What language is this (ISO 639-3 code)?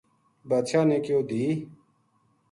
gju